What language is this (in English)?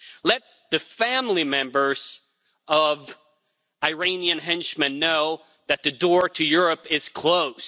English